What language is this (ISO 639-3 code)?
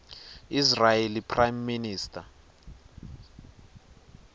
ssw